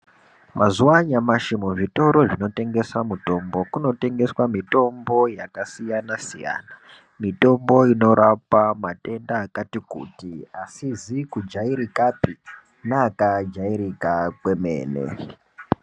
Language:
Ndau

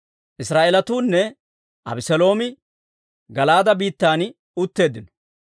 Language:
Dawro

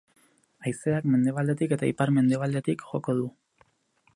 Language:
Basque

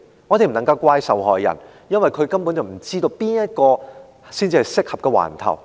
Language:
Cantonese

